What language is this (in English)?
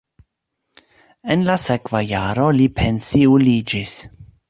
Esperanto